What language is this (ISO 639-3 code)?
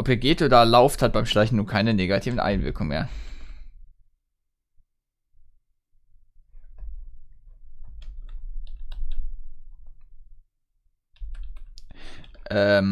deu